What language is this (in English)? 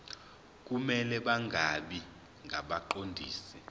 Zulu